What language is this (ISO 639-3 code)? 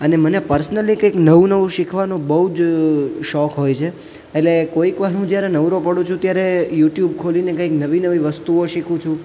guj